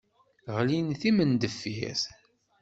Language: Kabyle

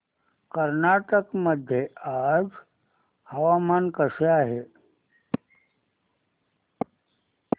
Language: Marathi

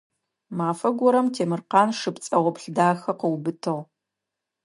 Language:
Adyghe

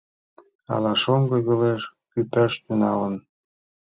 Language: Mari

